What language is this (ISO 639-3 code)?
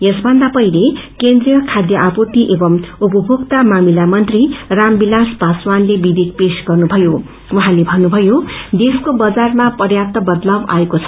nep